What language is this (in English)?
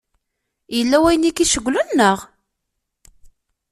Kabyle